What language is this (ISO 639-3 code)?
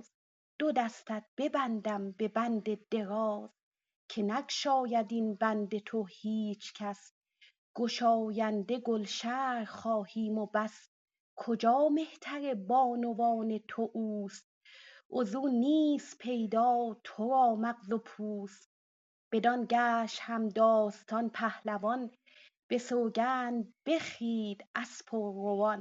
fas